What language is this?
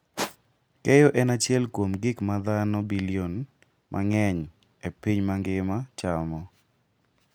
Luo (Kenya and Tanzania)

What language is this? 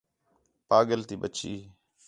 Khetrani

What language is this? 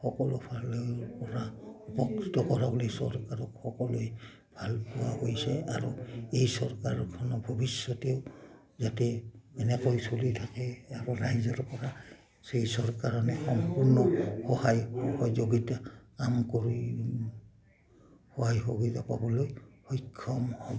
Assamese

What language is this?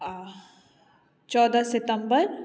Maithili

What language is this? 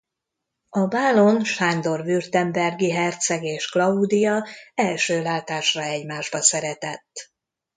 Hungarian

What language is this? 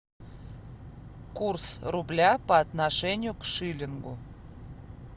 Russian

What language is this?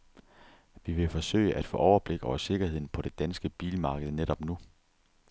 Danish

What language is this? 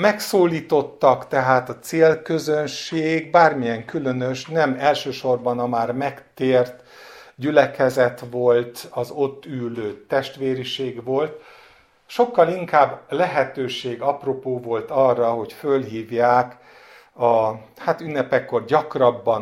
Hungarian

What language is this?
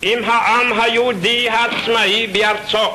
Hebrew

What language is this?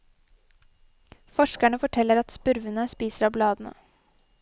Norwegian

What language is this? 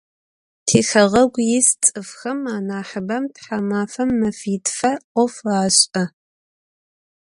Adyghe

